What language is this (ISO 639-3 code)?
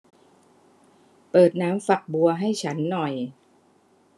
tha